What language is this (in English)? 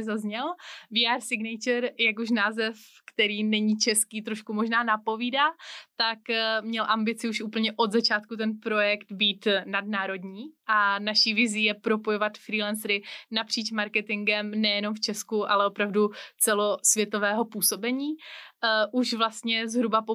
Czech